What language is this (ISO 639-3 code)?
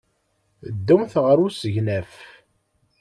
kab